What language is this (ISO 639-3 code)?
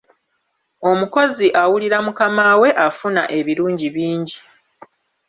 lug